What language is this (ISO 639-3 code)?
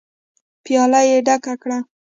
pus